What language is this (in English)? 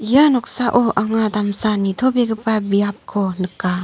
Garo